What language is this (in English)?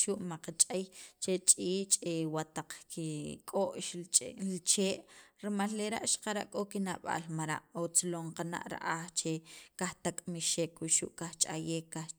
Sacapulteco